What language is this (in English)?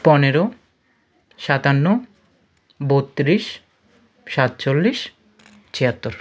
Bangla